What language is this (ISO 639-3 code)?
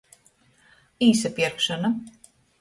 ltg